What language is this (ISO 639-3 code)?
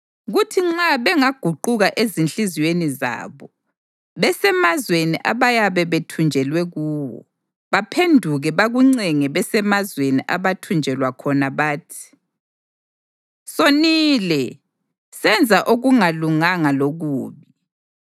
nde